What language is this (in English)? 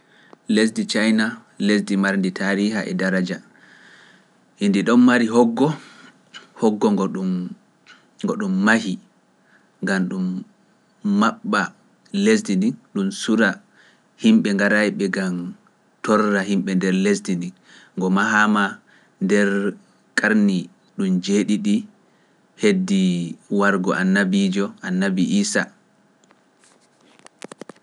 Pular